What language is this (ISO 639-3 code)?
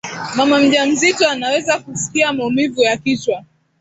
swa